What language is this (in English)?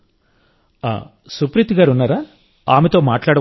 Telugu